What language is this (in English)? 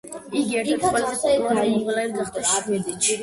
Georgian